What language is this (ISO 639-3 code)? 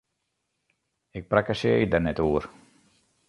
fry